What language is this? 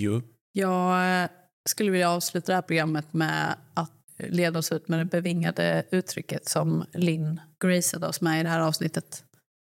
Swedish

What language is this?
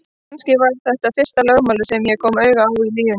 Icelandic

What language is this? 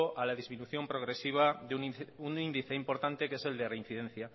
Spanish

